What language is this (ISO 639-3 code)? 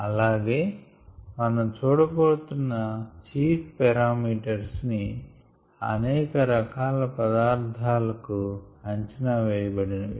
tel